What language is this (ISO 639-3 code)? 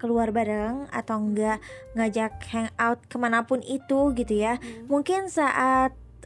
ind